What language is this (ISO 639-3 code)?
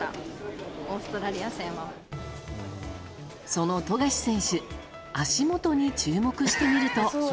jpn